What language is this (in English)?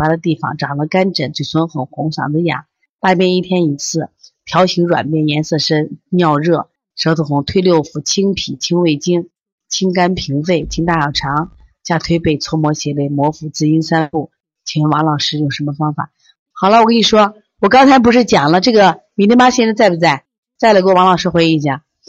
Chinese